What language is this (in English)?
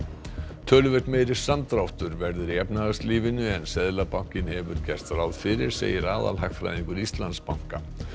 Icelandic